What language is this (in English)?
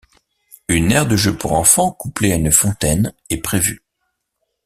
French